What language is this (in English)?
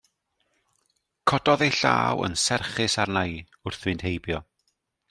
Welsh